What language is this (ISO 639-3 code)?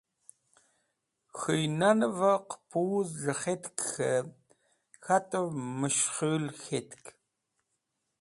wbl